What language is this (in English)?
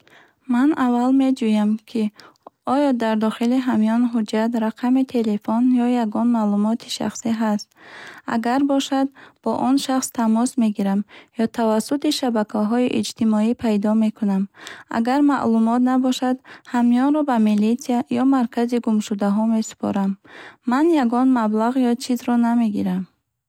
Bukharic